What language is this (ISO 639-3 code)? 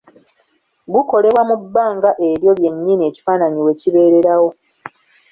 lug